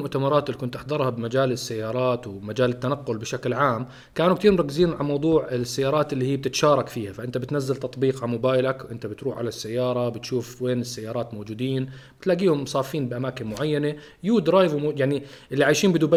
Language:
Arabic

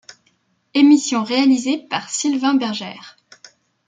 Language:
French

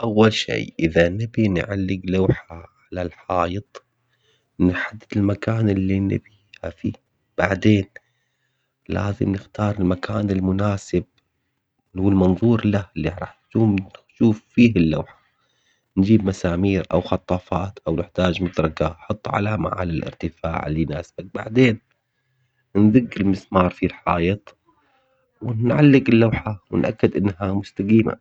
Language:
Omani Arabic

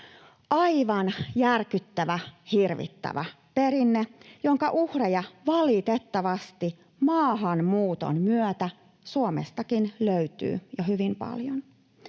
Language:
Finnish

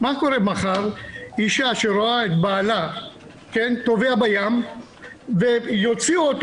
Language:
Hebrew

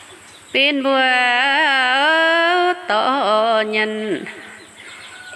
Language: Thai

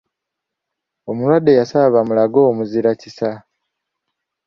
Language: Ganda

